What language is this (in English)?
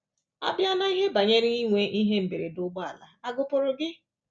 Igbo